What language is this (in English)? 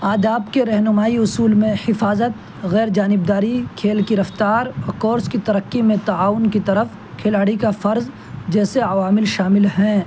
Urdu